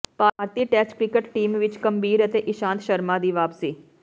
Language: Punjabi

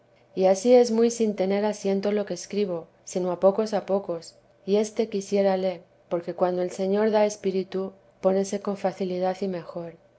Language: Spanish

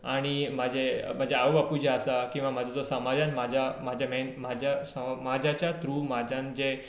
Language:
Konkani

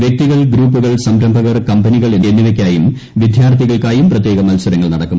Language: Malayalam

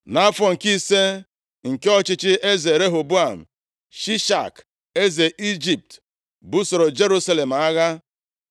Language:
Igbo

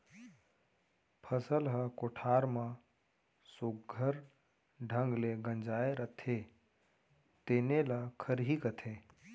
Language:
Chhattisgarhi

